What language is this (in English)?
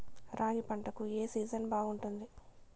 Telugu